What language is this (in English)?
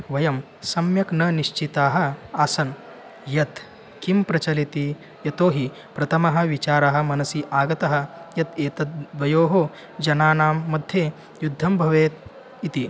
Sanskrit